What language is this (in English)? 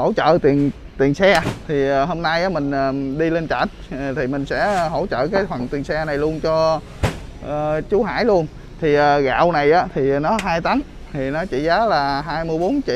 Vietnamese